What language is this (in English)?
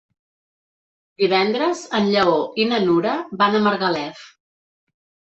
Catalan